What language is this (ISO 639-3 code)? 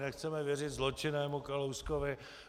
ces